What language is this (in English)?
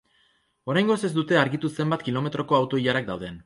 Basque